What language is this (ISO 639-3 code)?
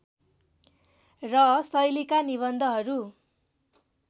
nep